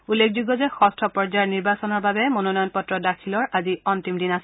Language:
Assamese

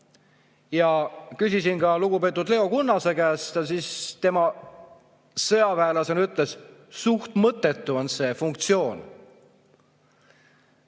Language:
Estonian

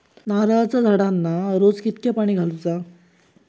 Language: Marathi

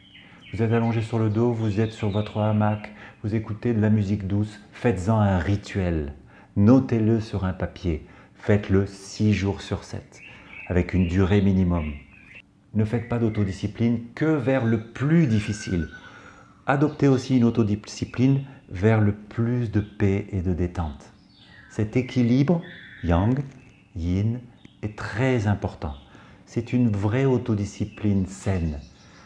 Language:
French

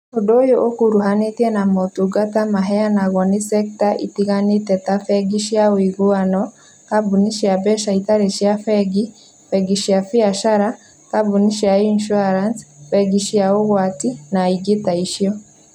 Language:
Kikuyu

